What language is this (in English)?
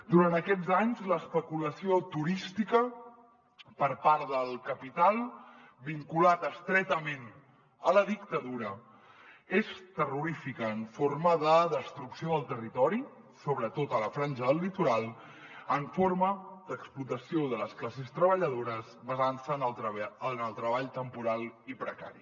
Catalan